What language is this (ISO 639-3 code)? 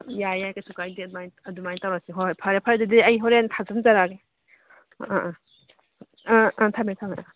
mni